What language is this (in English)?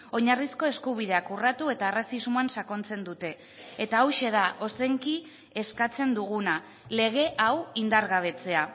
Basque